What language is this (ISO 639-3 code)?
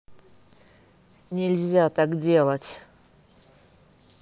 rus